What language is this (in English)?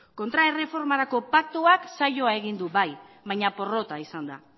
Basque